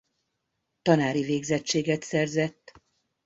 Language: Hungarian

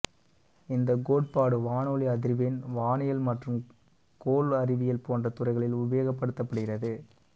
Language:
Tamil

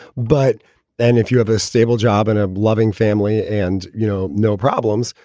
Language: English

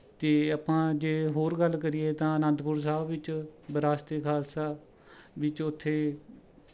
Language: Punjabi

